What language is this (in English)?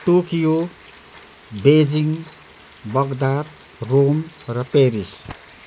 Nepali